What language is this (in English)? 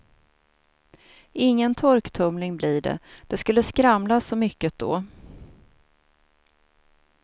Swedish